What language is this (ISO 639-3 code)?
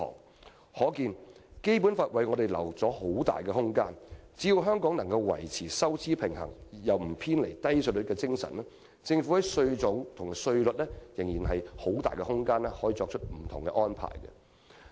yue